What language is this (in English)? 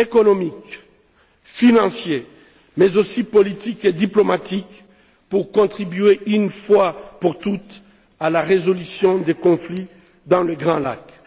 French